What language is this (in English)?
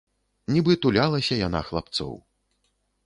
Belarusian